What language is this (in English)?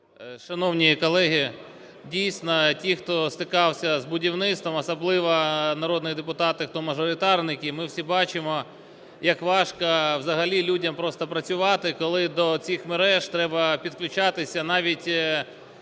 Ukrainian